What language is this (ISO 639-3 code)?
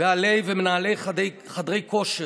heb